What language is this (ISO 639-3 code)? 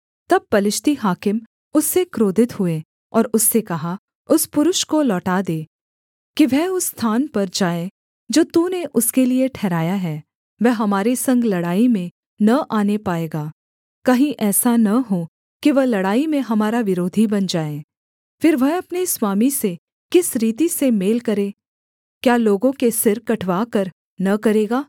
hin